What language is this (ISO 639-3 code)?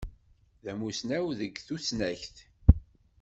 kab